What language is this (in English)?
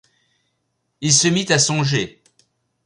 French